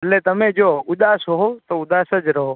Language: Gujarati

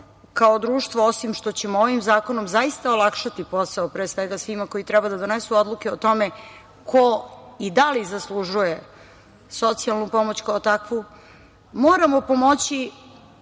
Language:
Serbian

